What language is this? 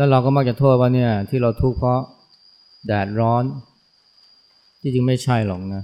Thai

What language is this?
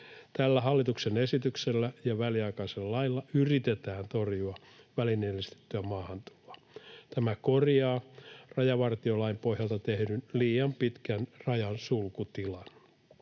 Finnish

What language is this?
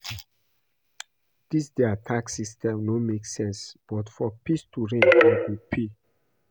Nigerian Pidgin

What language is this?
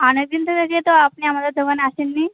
Bangla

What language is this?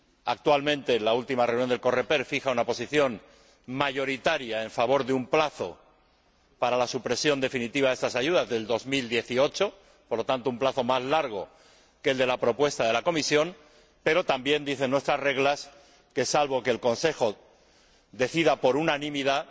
Spanish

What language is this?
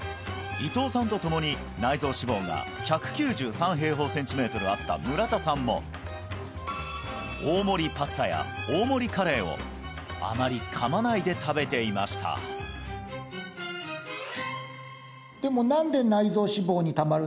Japanese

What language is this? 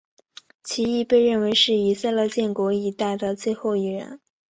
Chinese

